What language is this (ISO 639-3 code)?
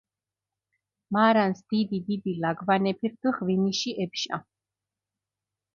xmf